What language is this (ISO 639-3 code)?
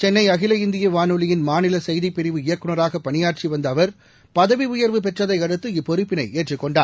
tam